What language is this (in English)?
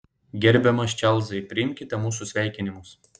Lithuanian